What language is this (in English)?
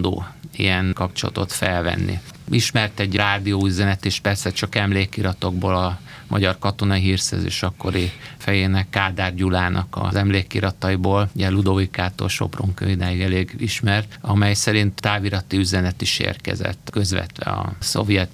Hungarian